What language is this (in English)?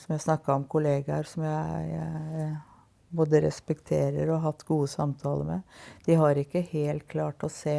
Norwegian